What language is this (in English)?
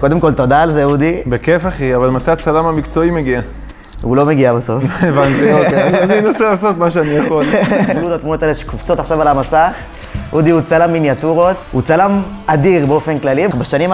Hebrew